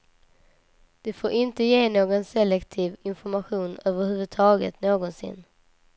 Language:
Swedish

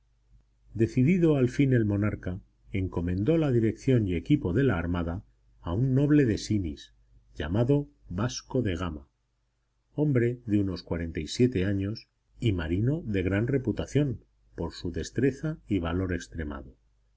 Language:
Spanish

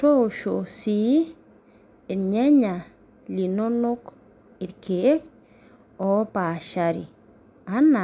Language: Masai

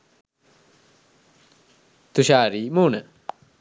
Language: Sinhala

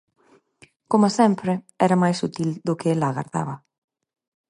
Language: Galician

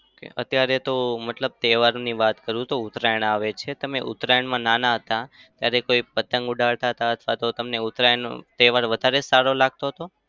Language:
Gujarati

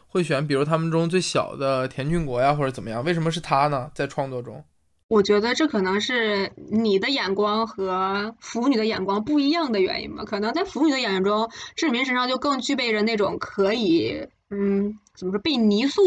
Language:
Chinese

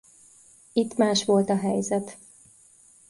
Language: Hungarian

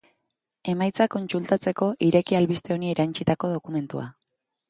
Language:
Basque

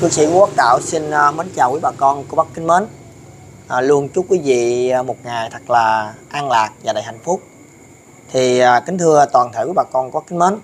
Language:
Vietnamese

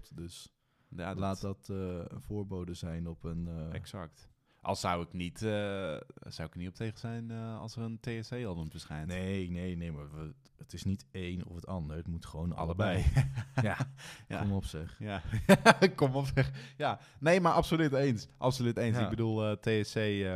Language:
Dutch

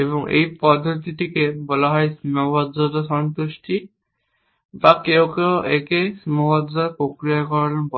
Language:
Bangla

